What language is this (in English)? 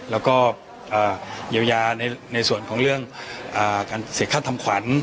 Thai